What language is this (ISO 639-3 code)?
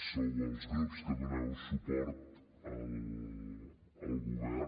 cat